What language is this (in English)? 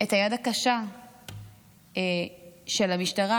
Hebrew